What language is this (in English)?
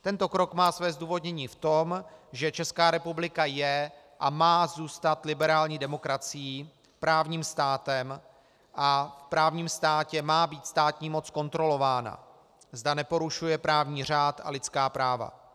Czech